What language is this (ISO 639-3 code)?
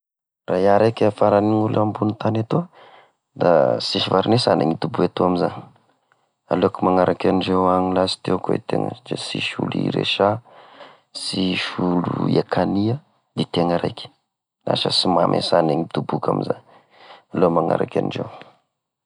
tkg